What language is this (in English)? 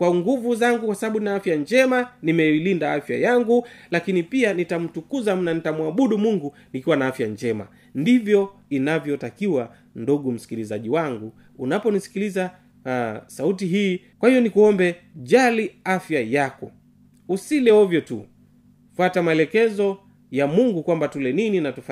Swahili